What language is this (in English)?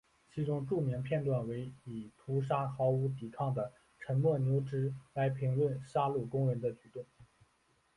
Chinese